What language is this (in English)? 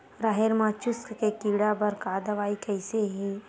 Chhattisgarhi